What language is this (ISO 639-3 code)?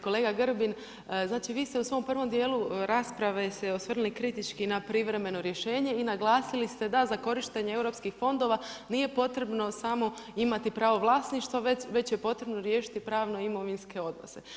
hrv